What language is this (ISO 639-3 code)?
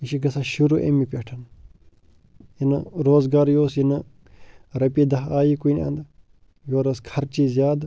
kas